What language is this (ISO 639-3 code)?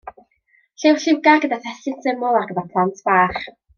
cym